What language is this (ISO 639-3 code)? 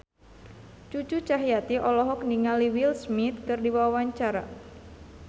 sun